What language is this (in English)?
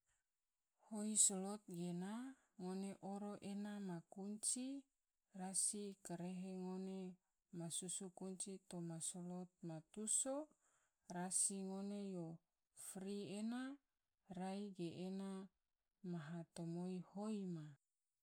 Tidore